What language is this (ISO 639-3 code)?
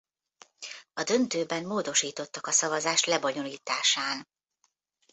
hun